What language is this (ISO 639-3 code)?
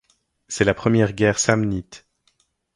fra